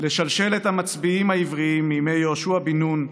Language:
Hebrew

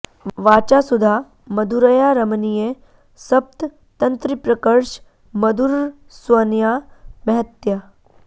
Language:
Sanskrit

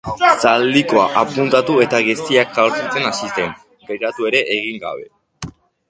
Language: Basque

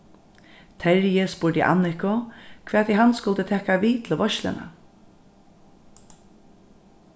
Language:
Faroese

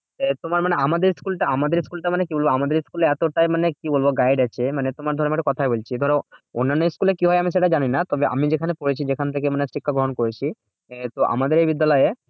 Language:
Bangla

